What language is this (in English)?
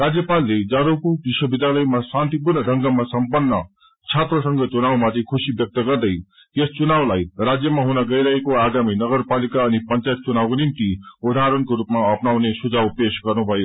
Nepali